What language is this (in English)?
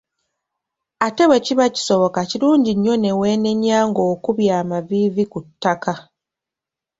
Ganda